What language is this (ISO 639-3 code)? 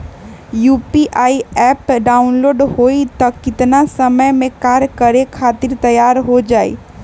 mag